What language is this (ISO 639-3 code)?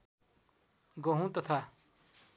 nep